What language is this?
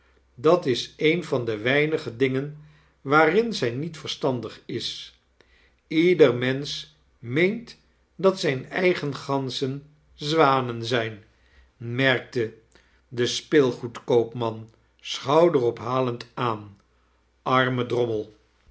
Dutch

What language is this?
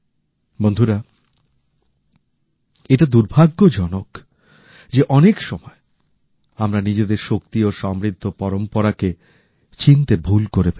Bangla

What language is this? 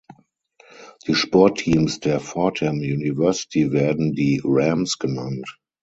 German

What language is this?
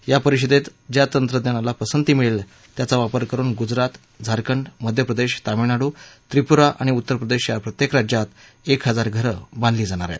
Marathi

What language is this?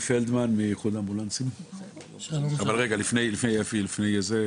Hebrew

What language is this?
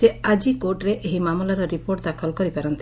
Odia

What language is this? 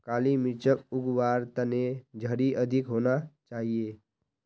Magahi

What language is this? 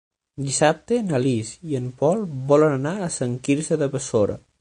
Catalan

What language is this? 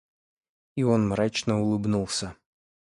Russian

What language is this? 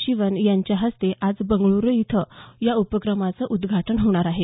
Marathi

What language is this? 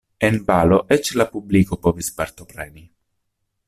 Esperanto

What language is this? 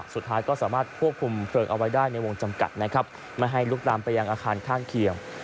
Thai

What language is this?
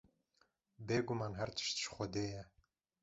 Kurdish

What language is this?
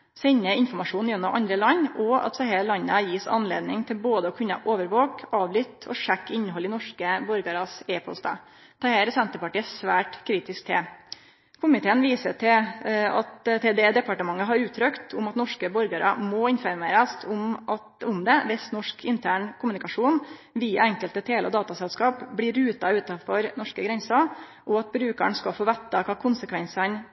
Norwegian Nynorsk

